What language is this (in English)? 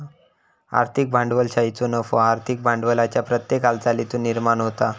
Marathi